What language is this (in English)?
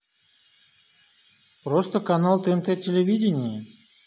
Russian